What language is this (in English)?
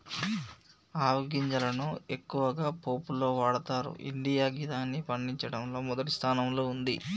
Telugu